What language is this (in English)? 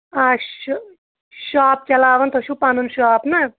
Kashmiri